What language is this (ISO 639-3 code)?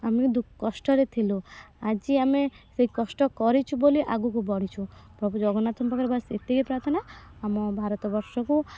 ori